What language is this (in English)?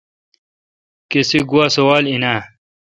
Kalkoti